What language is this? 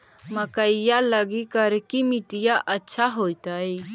Magahi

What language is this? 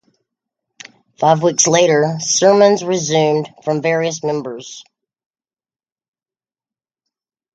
English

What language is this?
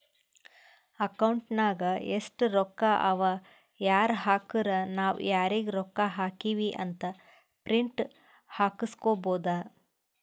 Kannada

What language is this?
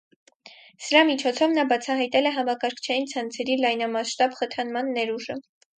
Armenian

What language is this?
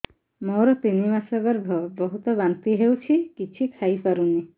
Odia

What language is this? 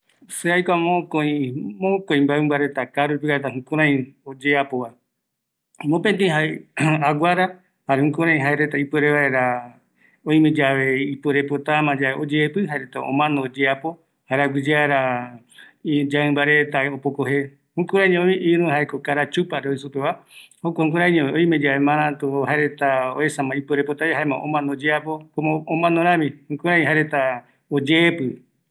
Eastern Bolivian Guaraní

